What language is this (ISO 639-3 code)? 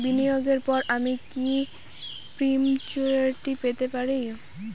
ben